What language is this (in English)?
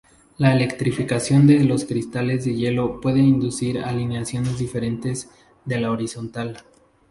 Spanish